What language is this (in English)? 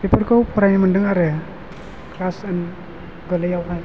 Bodo